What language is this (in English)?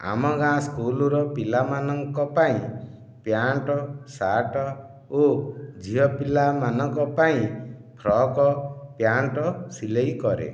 Odia